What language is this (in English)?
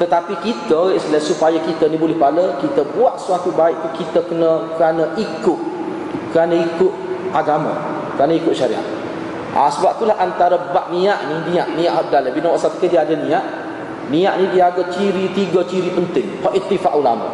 Malay